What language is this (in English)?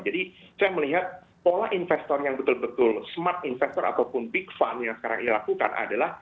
Indonesian